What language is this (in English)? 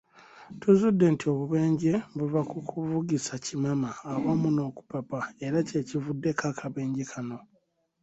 Ganda